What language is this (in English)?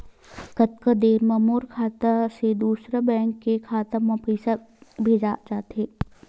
Chhattisgarhi